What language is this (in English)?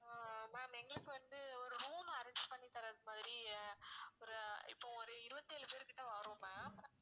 Tamil